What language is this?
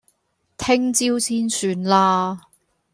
Cantonese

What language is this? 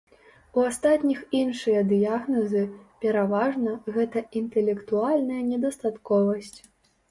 Belarusian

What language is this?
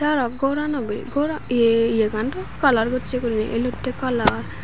Chakma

